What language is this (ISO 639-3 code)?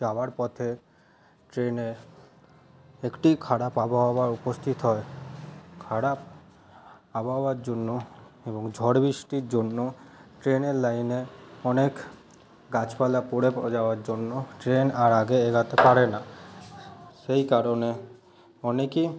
ben